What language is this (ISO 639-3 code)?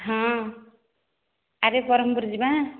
ori